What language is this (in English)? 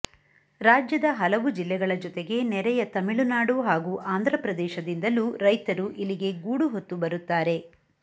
Kannada